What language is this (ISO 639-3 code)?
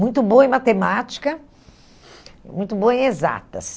por